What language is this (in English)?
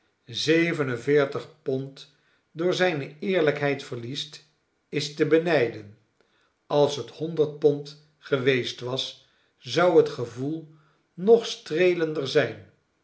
Dutch